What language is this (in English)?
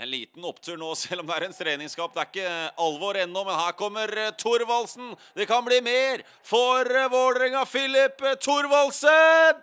Norwegian